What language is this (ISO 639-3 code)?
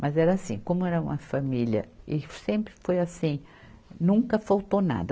por